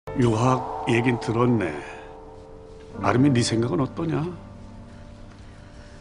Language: Korean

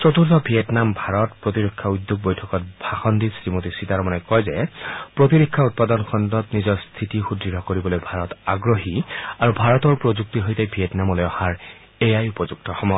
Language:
Assamese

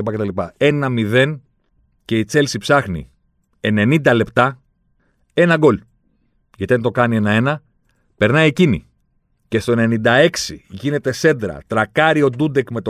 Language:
Greek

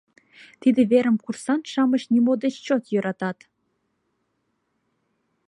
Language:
Mari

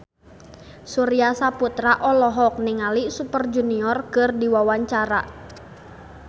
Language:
Sundanese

